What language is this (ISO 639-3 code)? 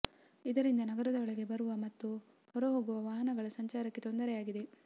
kan